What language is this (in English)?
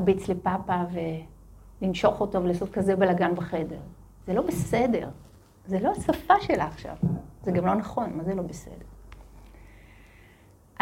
Hebrew